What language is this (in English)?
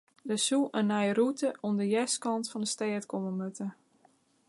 Western Frisian